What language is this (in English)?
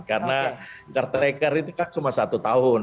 Indonesian